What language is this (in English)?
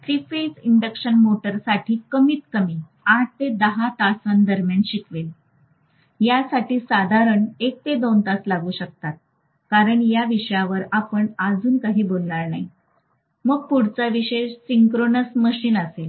Marathi